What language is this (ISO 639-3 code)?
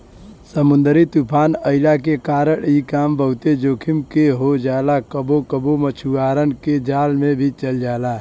bho